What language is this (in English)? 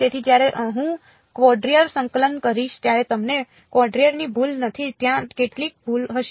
Gujarati